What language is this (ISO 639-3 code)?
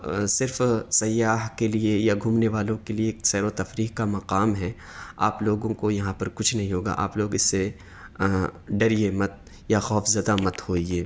urd